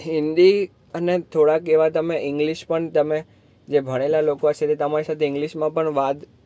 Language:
Gujarati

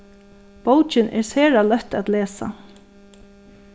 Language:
Faroese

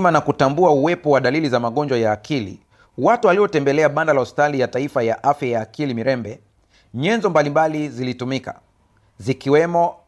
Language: Swahili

